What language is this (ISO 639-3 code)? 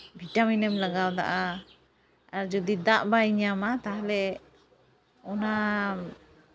sat